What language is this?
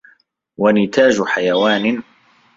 Arabic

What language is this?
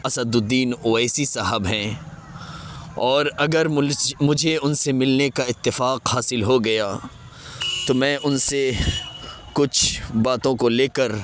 Urdu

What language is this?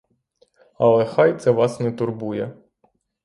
Ukrainian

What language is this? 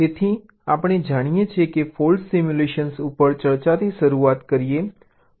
Gujarati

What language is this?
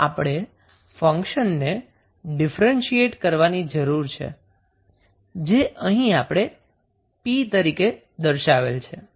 Gujarati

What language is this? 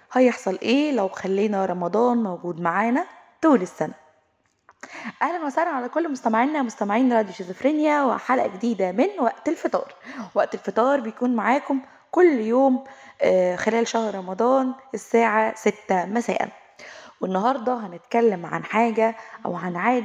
Arabic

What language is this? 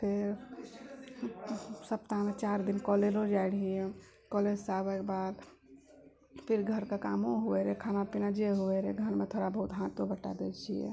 Maithili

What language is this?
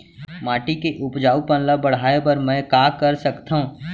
Chhattisgarhi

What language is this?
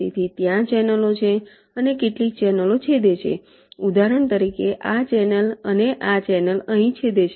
Gujarati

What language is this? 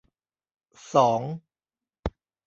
Thai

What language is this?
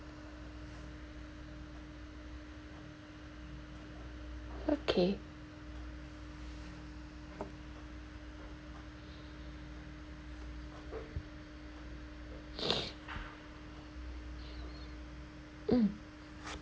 English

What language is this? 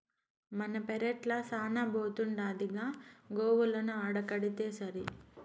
Telugu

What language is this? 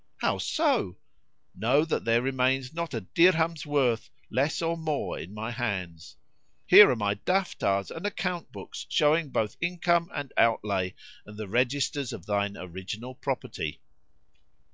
English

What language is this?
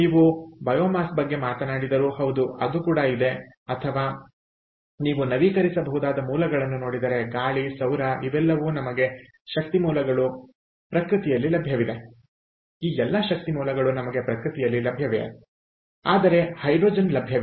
Kannada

